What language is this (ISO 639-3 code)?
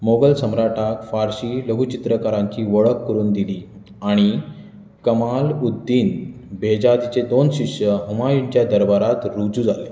kok